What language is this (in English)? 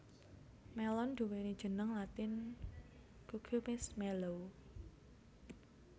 Javanese